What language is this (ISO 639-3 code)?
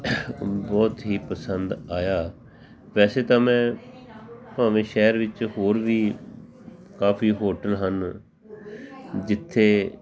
pan